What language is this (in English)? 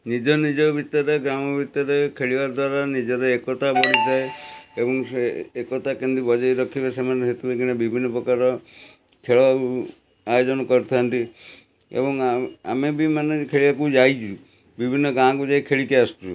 Odia